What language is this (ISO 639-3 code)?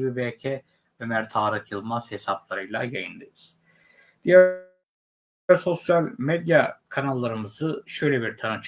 tur